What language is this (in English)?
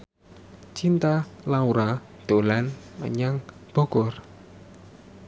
Javanese